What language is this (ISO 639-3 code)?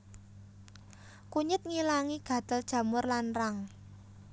jav